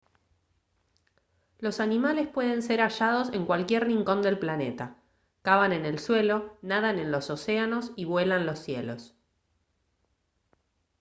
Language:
Spanish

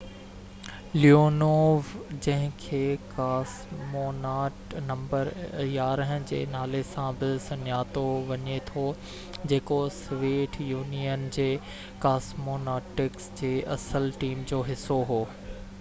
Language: Sindhi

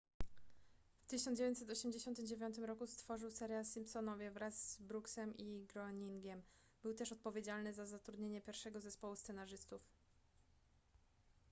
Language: Polish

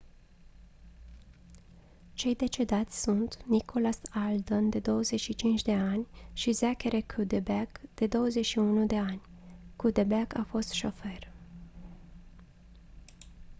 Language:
Romanian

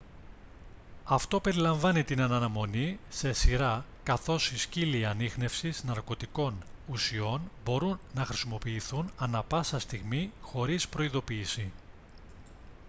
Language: Greek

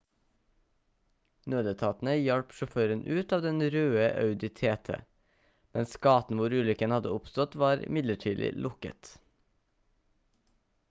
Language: Norwegian Bokmål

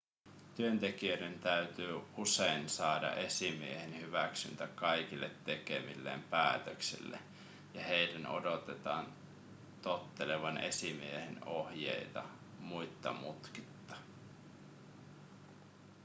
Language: Finnish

